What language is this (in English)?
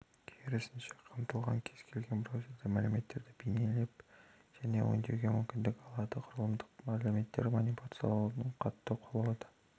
Kazakh